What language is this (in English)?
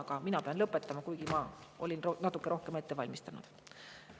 Estonian